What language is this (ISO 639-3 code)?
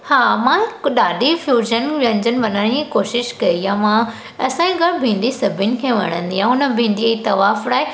snd